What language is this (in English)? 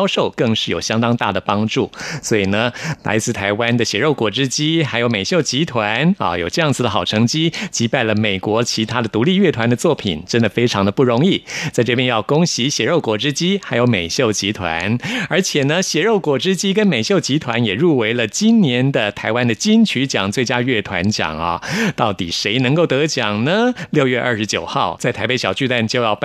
Chinese